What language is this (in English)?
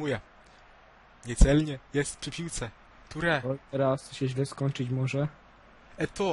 Polish